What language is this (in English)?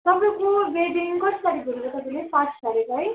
Nepali